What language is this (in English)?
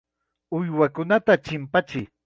Chiquián Ancash Quechua